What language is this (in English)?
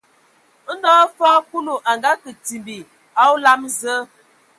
Ewondo